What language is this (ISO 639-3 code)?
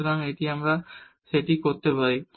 ben